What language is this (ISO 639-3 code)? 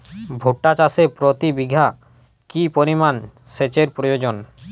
ben